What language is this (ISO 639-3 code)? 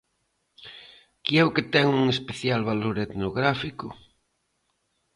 glg